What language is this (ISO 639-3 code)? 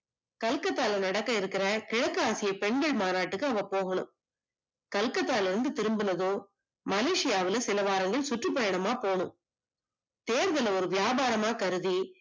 tam